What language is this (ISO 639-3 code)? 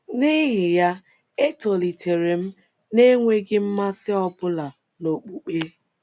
ibo